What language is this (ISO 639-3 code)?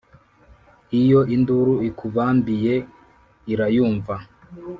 kin